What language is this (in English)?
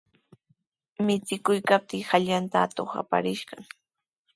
Sihuas Ancash Quechua